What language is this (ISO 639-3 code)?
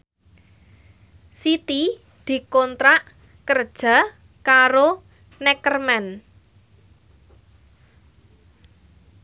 jav